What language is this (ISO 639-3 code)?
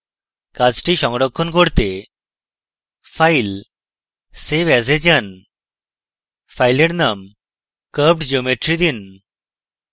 ben